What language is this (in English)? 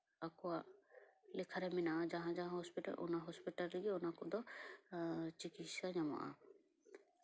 Santali